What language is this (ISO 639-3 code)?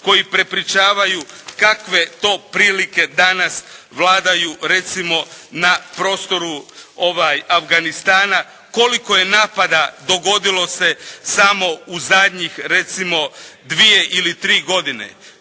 hrv